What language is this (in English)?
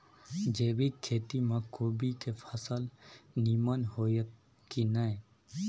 Maithili